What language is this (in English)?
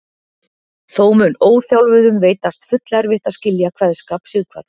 Icelandic